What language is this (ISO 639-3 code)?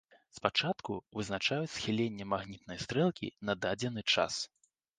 bel